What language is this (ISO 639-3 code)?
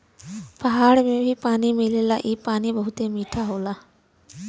bho